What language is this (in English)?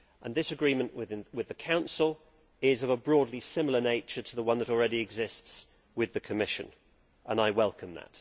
English